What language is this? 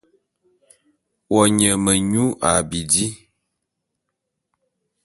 Bulu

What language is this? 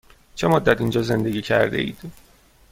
Persian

